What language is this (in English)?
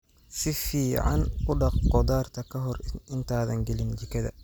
Somali